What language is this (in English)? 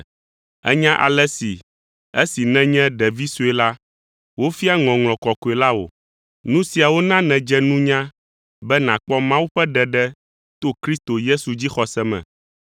Ewe